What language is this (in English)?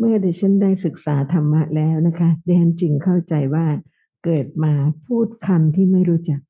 Thai